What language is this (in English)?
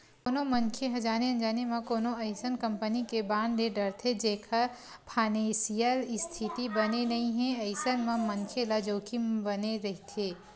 Chhattisgarhi